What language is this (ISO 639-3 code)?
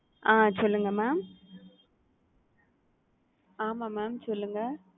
tam